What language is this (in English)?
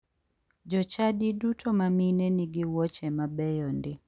Luo (Kenya and Tanzania)